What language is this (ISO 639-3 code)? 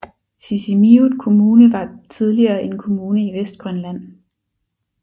dan